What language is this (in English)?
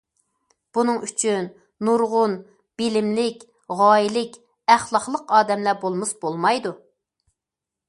Uyghur